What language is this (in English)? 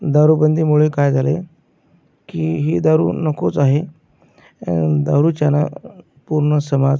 Marathi